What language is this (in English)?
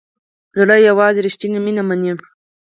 Pashto